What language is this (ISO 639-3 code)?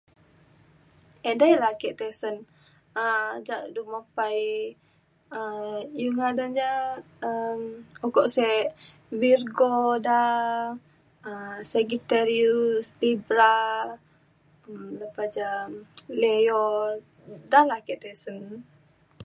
xkl